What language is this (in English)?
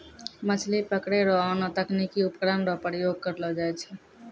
Maithili